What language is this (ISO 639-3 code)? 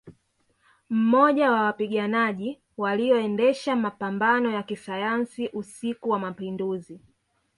swa